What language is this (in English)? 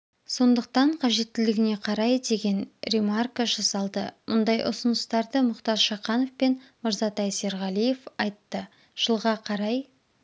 Kazakh